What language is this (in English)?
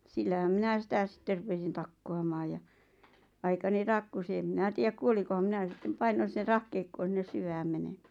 Finnish